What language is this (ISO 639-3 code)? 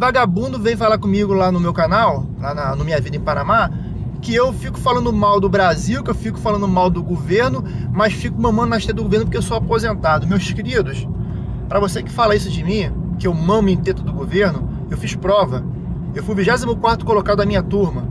por